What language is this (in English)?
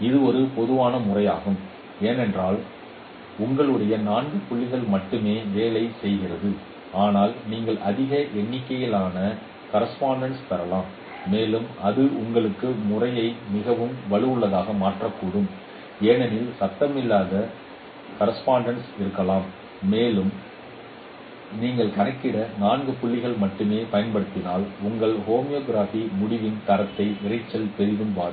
Tamil